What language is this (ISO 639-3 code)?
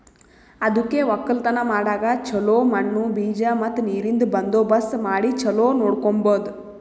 kan